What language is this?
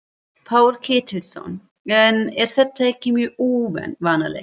Icelandic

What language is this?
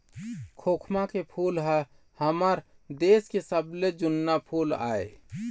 Chhattisgarhi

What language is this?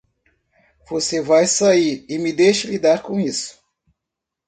Portuguese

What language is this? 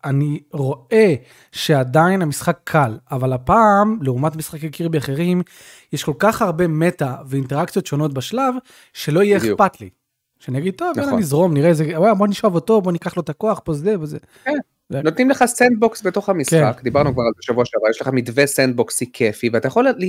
Hebrew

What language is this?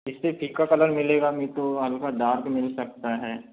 Hindi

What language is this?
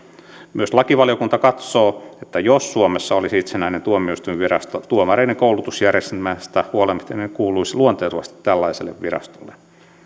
Finnish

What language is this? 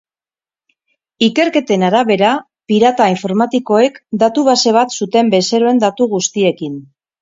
Basque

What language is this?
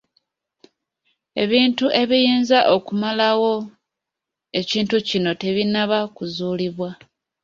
Ganda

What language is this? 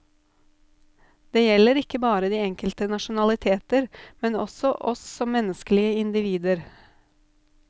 Norwegian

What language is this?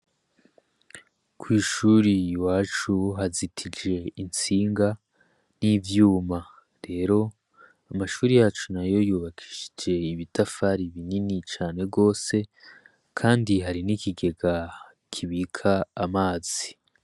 Rundi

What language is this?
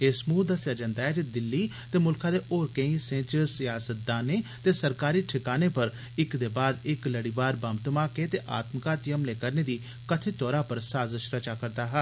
Dogri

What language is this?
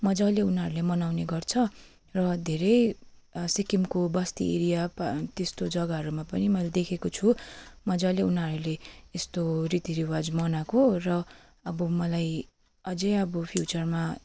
Nepali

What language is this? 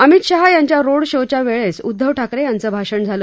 Marathi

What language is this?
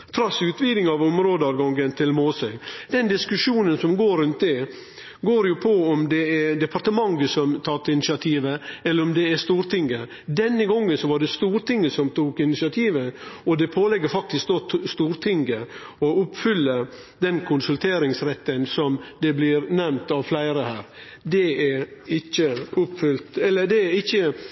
Norwegian Nynorsk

